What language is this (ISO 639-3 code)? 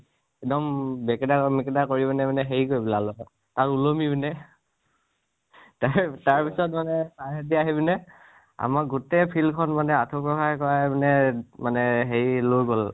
asm